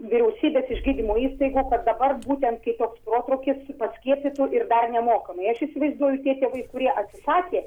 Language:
Lithuanian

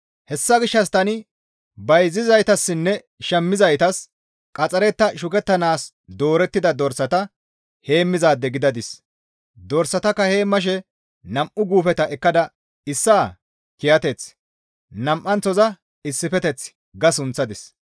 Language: Gamo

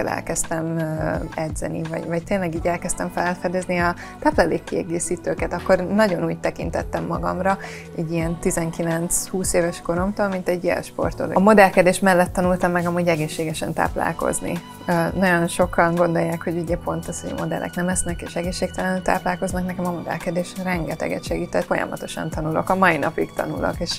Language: Hungarian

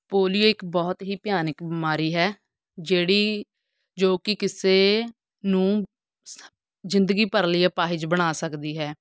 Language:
Punjabi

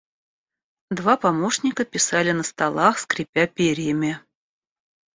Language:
Russian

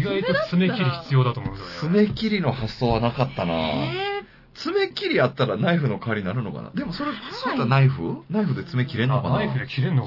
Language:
Japanese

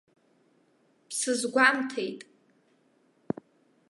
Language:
Abkhazian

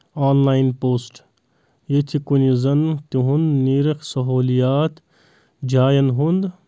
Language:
Kashmiri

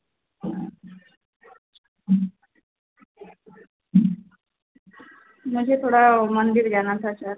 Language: Hindi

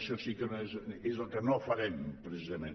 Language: Catalan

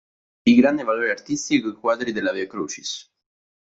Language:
Italian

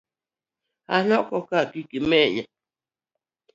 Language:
Luo (Kenya and Tanzania)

